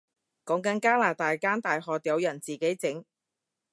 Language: Cantonese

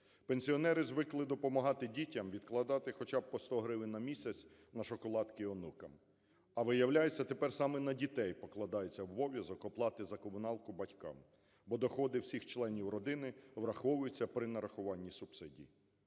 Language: Ukrainian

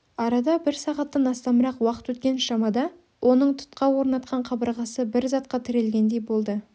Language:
Kazakh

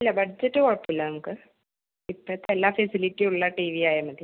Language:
Malayalam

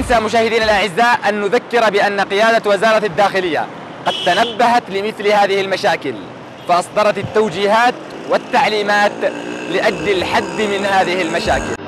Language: Arabic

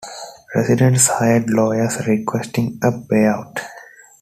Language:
English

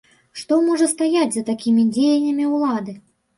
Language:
Belarusian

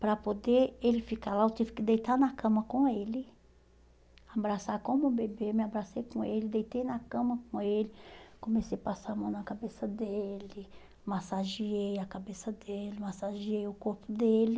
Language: Portuguese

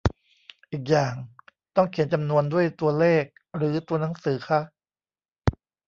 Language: Thai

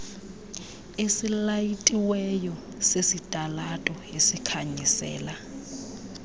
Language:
Xhosa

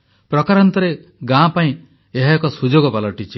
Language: Odia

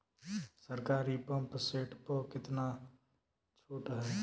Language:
Bhojpuri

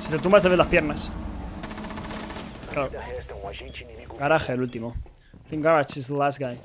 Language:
Spanish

